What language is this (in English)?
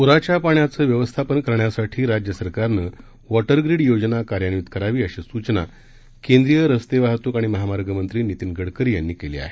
Marathi